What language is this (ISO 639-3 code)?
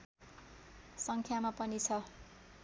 nep